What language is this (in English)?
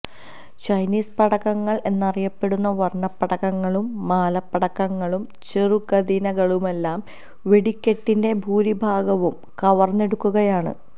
Malayalam